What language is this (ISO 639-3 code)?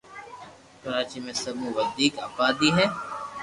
lrk